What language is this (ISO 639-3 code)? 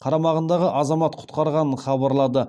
kaz